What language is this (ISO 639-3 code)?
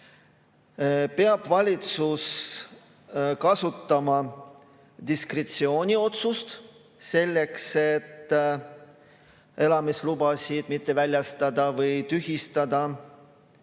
est